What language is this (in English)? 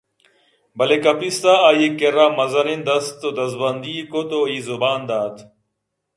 Eastern Balochi